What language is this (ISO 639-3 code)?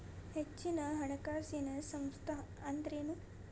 kan